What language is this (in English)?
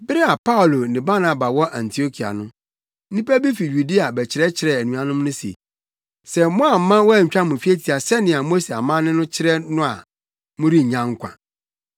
Akan